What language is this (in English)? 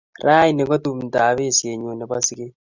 Kalenjin